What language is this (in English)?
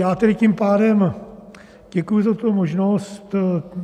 Czech